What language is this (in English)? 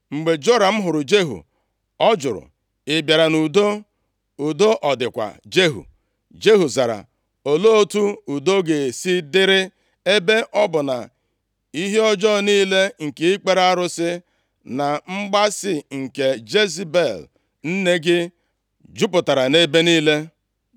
Igbo